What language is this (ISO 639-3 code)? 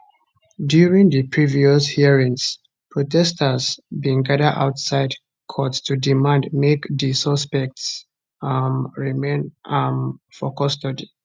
pcm